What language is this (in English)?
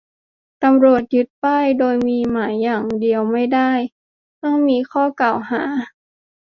Thai